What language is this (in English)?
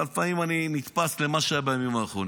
Hebrew